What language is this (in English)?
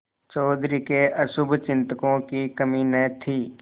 Hindi